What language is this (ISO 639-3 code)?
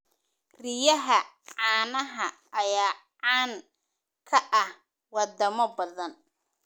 som